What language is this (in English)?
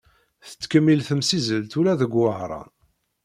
Kabyle